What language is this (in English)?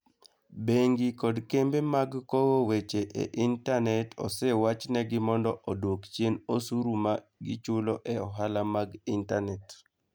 Luo (Kenya and Tanzania)